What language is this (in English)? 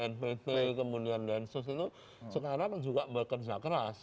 Indonesian